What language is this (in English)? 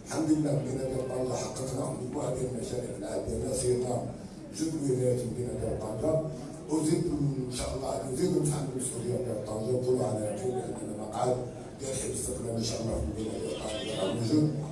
Arabic